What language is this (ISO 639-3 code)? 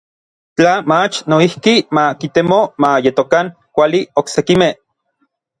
nlv